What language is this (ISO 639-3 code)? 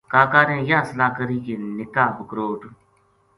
gju